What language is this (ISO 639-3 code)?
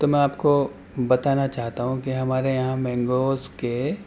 urd